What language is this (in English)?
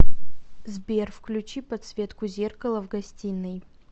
Russian